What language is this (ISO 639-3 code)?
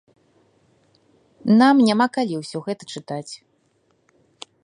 bel